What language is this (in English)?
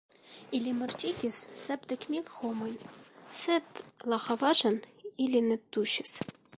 Esperanto